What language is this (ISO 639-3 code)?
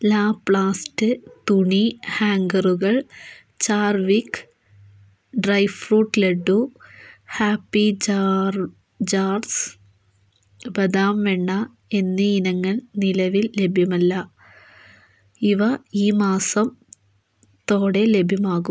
mal